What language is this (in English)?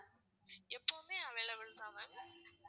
Tamil